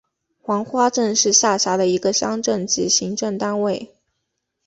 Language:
Chinese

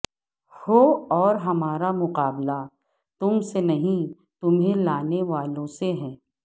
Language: Urdu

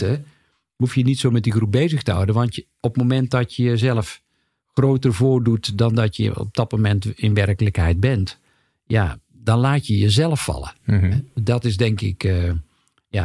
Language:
Dutch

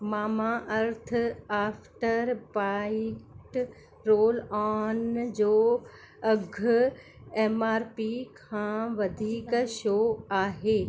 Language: Sindhi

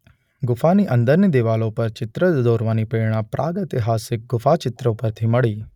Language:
Gujarati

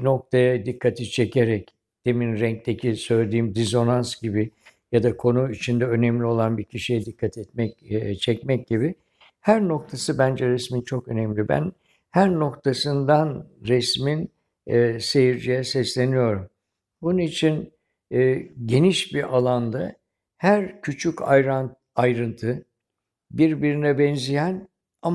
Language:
Turkish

